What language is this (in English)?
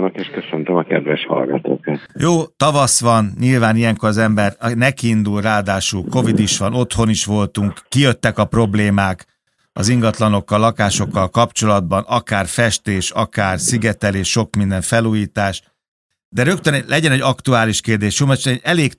Hungarian